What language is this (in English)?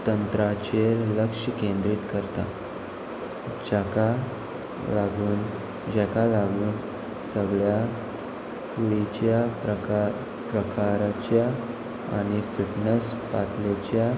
Konkani